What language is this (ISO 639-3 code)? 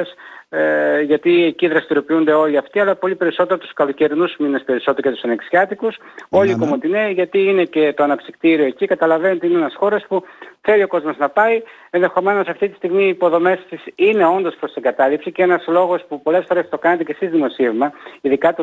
ell